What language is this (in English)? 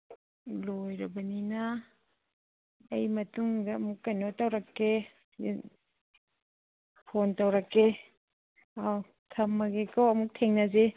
Manipuri